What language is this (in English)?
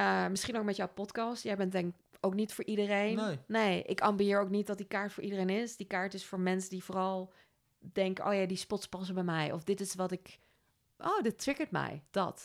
Dutch